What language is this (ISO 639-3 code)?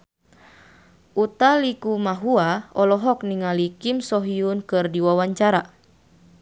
sun